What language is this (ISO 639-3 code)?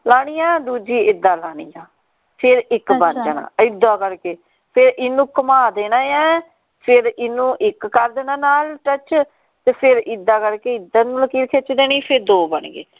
pan